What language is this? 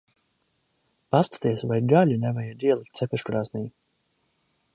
Latvian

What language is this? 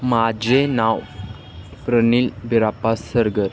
Marathi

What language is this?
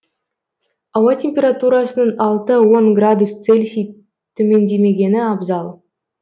Kazakh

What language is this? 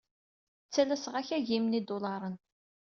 Kabyle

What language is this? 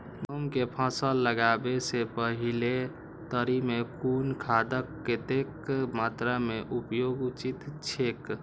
Maithili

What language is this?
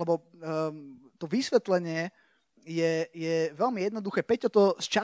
Slovak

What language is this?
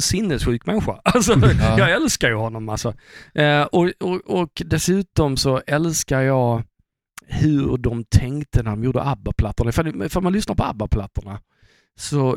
Swedish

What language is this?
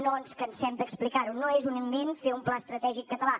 Catalan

